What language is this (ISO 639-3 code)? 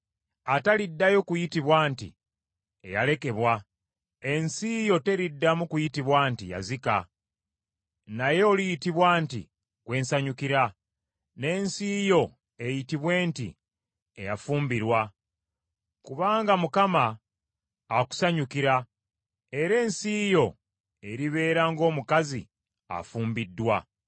lug